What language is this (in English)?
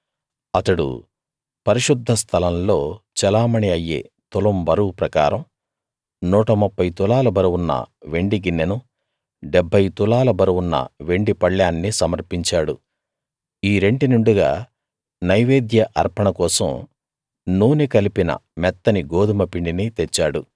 Telugu